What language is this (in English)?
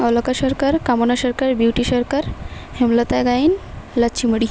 Odia